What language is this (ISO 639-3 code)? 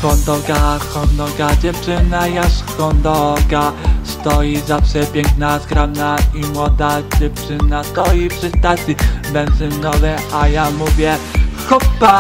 pol